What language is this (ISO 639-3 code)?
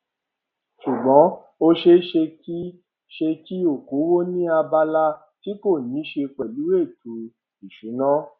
yor